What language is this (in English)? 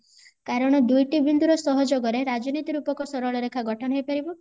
Odia